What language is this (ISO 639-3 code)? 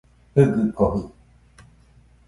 hux